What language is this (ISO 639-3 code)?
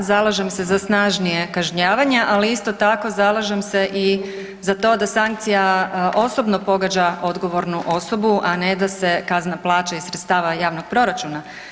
hrv